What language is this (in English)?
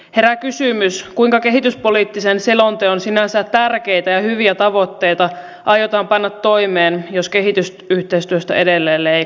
Finnish